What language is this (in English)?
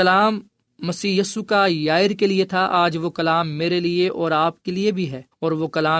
Urdu